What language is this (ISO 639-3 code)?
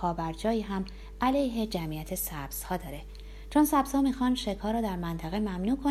fas